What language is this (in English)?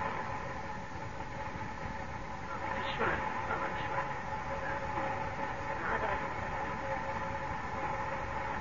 Arabic